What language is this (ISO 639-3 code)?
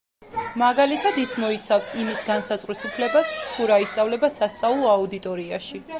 kat